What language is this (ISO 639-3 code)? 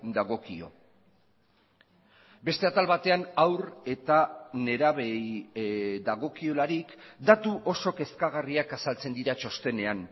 eus